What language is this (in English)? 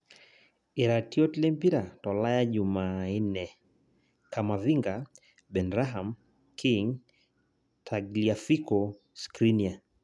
Masai